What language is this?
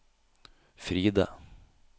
Norwegian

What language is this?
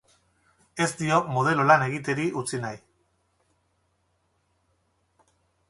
Basque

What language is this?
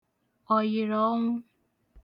Igbo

